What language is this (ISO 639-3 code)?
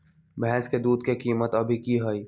mag